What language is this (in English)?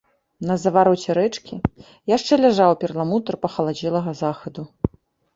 Belarusian